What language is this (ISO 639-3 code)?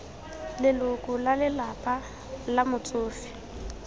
tsn